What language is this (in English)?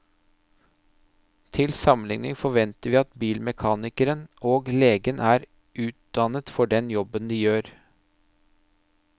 Norwegian